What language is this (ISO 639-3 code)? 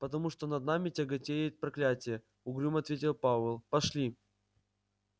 rus